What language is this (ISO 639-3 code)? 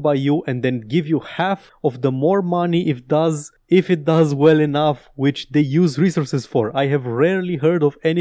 ron